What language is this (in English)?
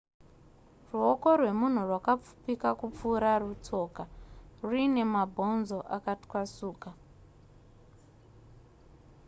Shona